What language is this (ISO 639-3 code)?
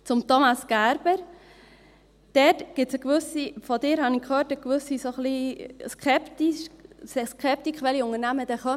gsw